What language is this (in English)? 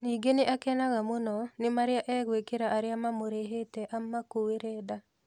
Kikuyu